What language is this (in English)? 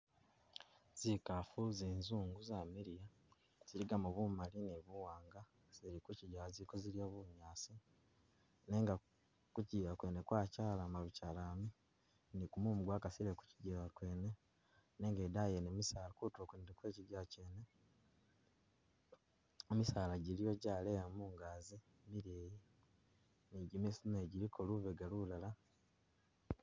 Masaaba